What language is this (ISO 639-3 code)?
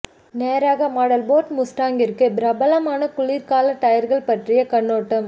tam